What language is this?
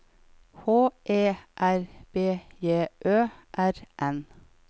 Norwegian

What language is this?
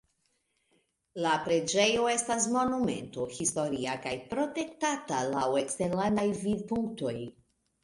Esperanto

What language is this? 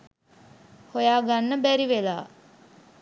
Sinhala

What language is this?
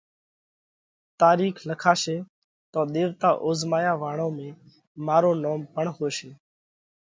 Parkari Koli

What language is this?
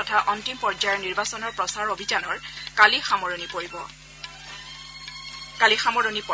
Assamese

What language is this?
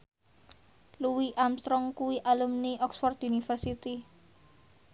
Javanese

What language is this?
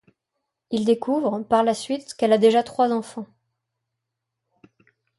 French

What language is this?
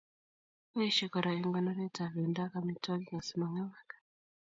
Kalenjin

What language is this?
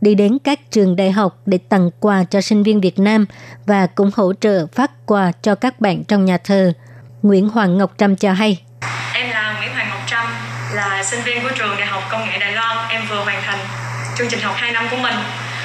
Vietnamese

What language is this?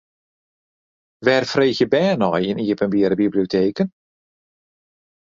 Western Frisian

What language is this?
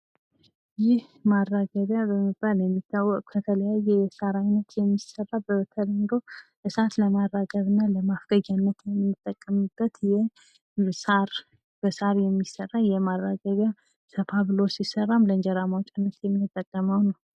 Amharic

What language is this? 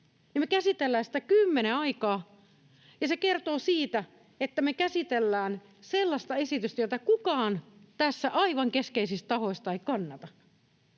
Finnish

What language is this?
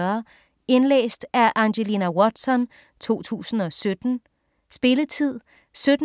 Danish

